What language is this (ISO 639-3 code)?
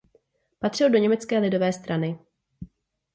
ces